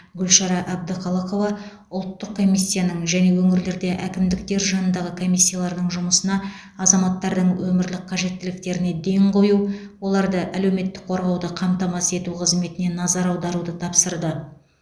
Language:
Kazakh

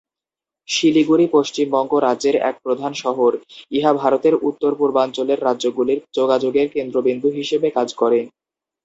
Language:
Bangla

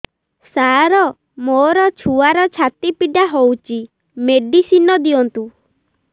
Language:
Odia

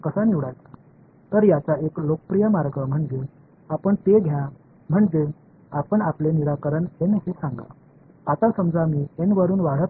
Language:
Tamil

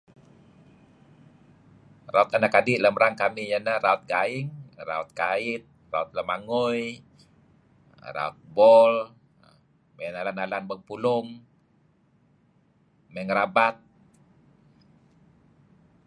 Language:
Kelabit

